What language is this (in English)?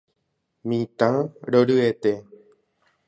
Guarani